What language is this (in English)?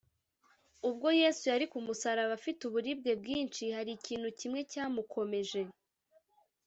Kinyarwanda